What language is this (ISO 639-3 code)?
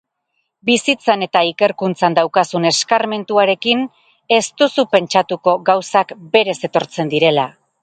eus